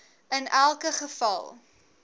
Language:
Afrikaans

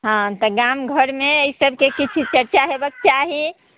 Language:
Maithili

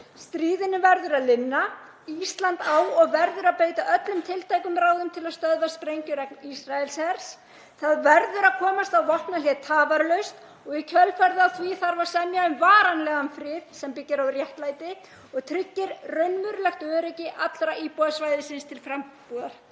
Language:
Icelandic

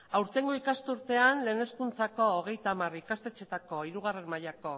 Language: Basque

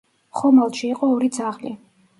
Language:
Georgian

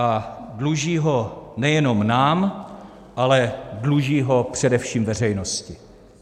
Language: Czech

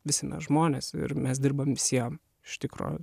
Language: Lithuanian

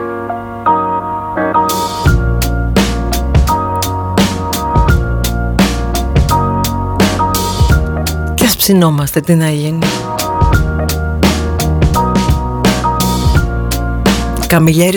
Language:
Greek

